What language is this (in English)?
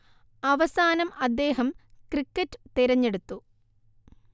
Malayalam